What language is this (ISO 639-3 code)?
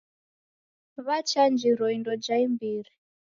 dav